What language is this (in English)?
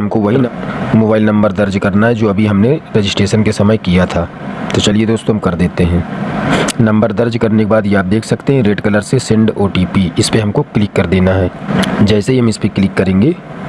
Hindi